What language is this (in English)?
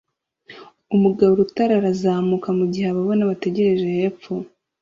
Kinyarwanda